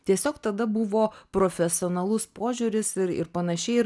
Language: Lithuanian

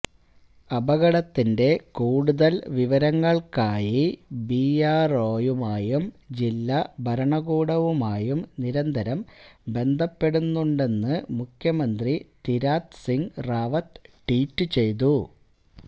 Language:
Malayalam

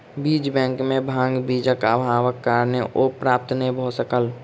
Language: Maithili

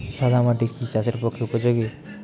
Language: Bangla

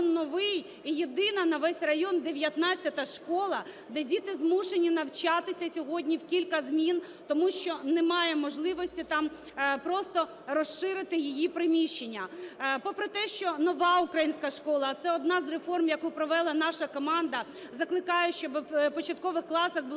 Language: Ukrainian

